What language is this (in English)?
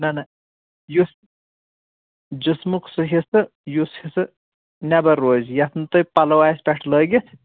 Kashmiri